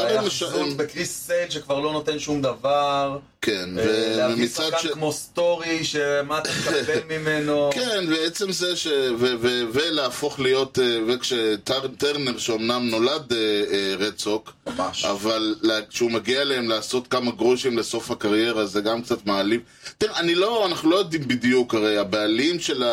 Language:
Hebrew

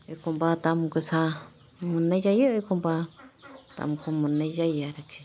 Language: Bodo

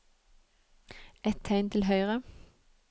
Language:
Norwegian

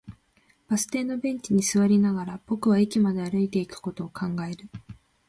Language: Japanese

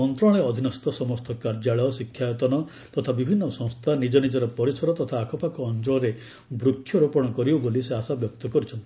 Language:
Odia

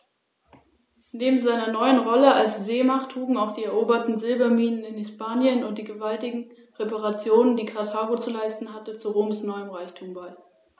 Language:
German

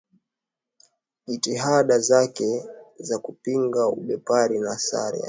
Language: Swahili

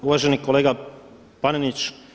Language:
Croatian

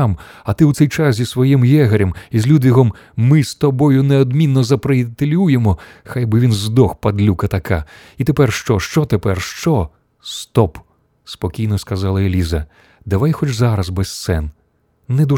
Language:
Ukrainian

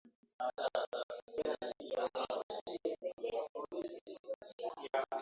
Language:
Swahili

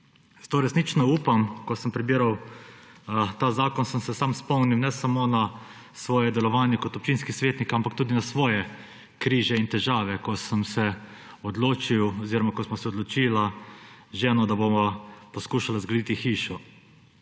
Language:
Slovenian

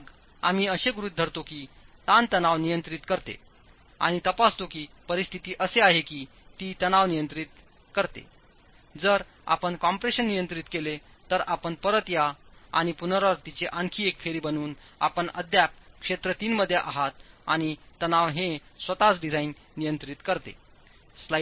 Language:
Marathi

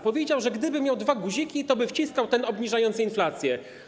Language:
Polish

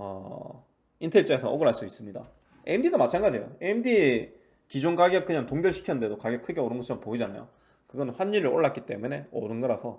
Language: Korean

